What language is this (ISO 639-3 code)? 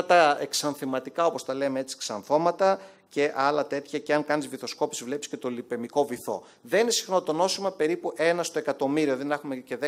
ell